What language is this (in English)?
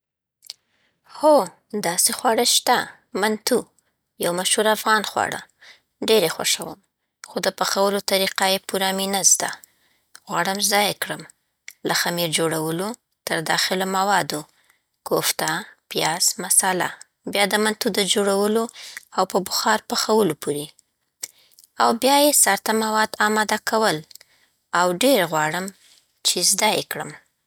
Southern Pashto